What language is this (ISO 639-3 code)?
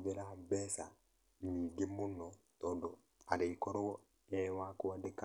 kik